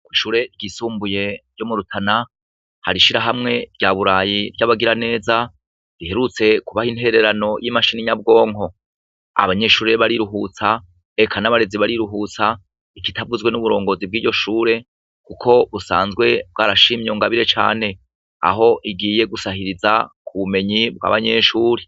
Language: Rundi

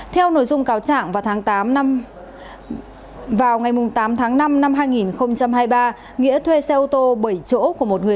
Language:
Vietnamese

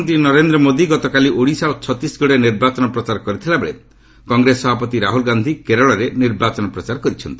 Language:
Odia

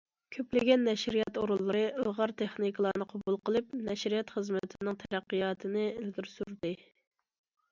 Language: Uyghur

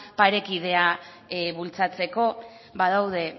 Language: Basque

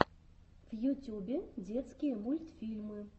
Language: Russian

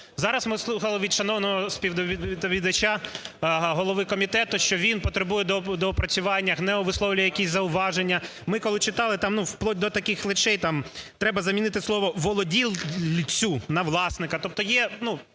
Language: Ukrainian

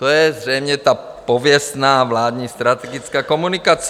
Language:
Czech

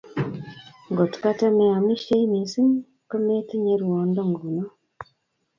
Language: Kalenjin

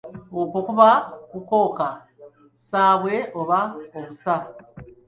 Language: Ganda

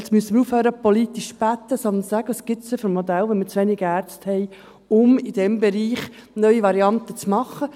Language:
Swiss German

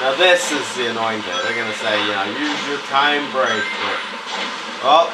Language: English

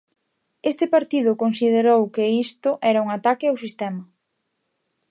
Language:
Galician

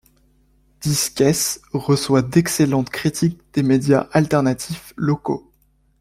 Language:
French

